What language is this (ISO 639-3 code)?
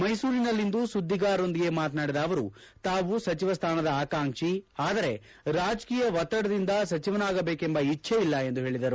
kan